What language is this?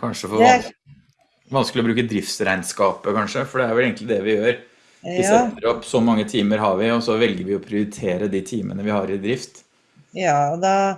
Norwegian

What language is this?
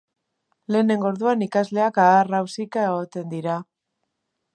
Basque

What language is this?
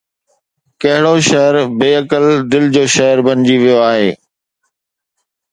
Sindhi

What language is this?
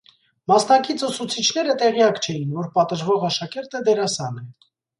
Armenian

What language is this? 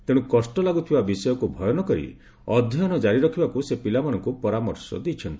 Odia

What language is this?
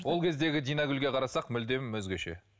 Kazakh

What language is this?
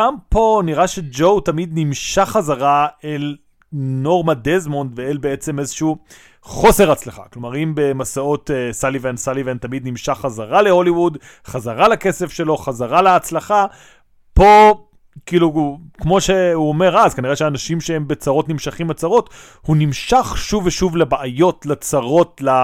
Hebrew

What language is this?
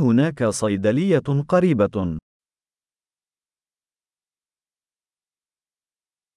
Czech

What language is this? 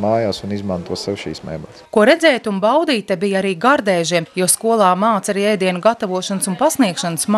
Latvian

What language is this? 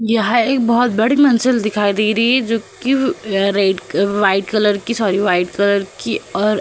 Hindi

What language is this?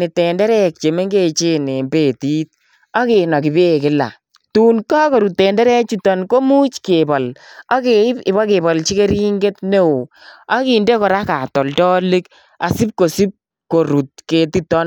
Kalenjin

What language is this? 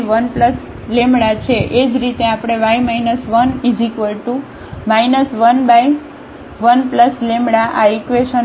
Gujarati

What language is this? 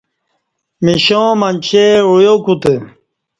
Kati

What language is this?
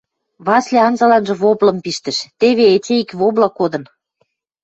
Western Mari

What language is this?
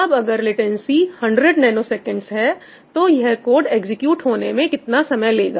Hindi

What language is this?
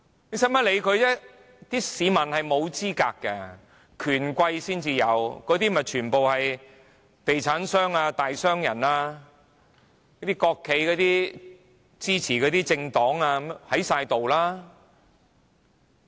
Cantonese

